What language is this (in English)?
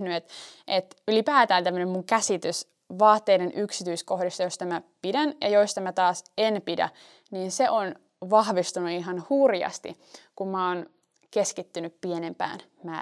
Finnish